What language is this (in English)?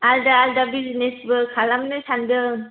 Bodo